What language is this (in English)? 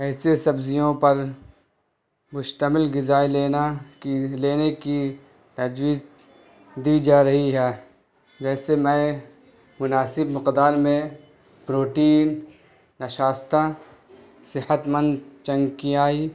Urdu